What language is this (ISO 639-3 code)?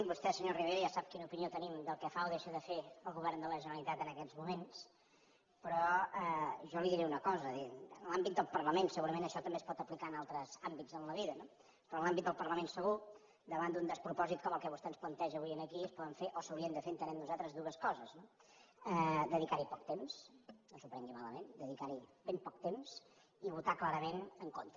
cat